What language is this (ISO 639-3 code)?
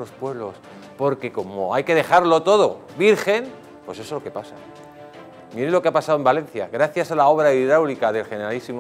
spa